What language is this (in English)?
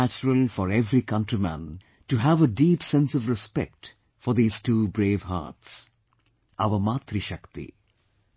English